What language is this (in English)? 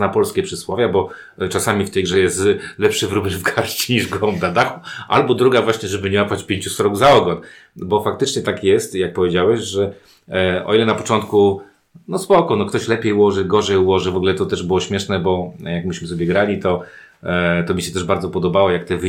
Polish